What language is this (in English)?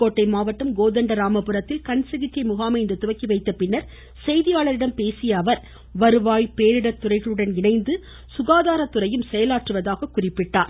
Tamil